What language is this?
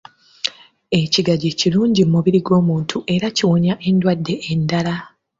Ganda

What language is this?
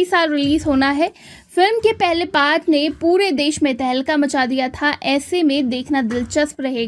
Hindi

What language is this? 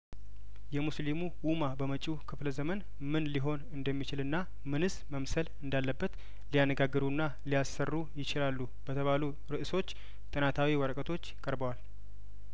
Amharic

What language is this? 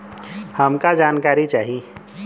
Bhojpuri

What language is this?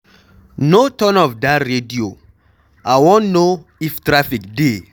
Nigerian Pidgin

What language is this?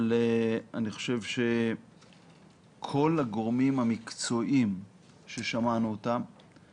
Hebrew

